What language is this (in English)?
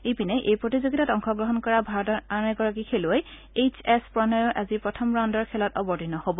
Assamese